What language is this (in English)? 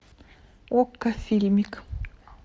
Russian